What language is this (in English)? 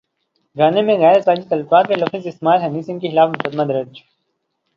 Urdu